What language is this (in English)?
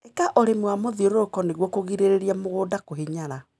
Kikuyu